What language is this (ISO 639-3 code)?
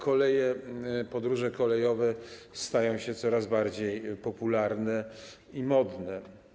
pol